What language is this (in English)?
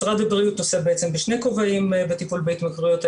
Hebrew